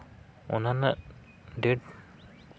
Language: Santali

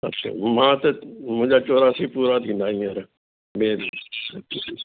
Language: Sindhi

